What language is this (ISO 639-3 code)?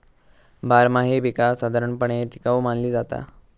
mar